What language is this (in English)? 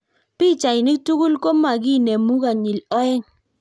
Kalenjin